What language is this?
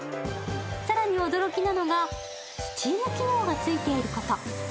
Japanese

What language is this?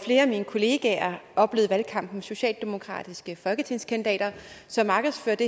Danish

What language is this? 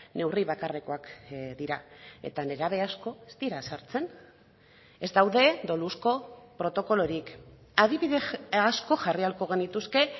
Basque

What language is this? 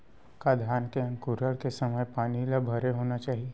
Chhattisgarhi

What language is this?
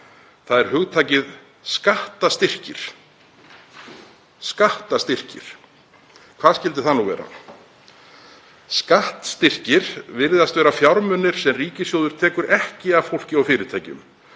Icelandic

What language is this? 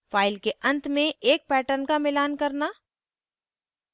Hindi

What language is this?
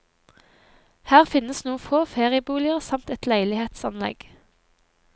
Norwegian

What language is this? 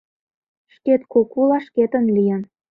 Mari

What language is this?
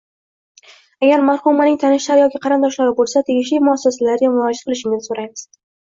Uzbek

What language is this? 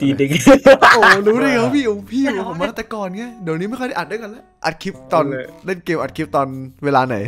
Thai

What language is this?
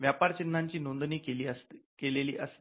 Marathi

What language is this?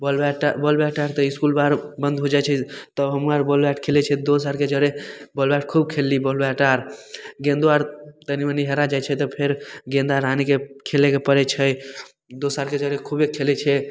Maithili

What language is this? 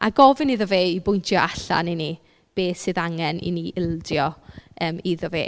Welsh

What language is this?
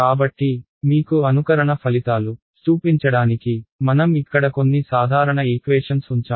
Telugu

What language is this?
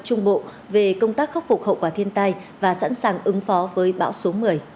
Vietnamese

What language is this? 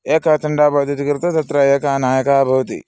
Sanskrit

